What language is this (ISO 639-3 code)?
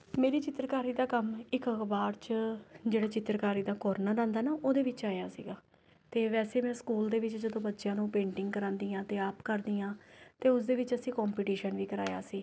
pan